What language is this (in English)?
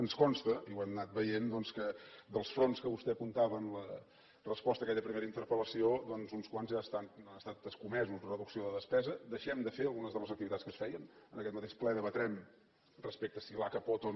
Catalan